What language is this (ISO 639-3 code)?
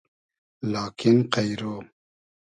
haz